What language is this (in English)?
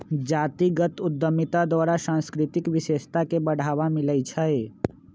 Magahi